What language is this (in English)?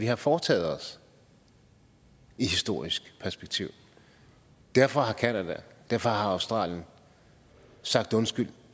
Danish